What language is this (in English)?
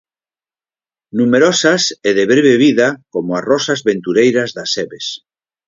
Galician